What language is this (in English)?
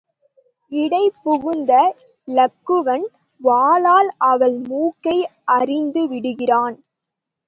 Tamil